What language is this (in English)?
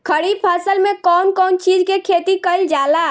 Bhojpuri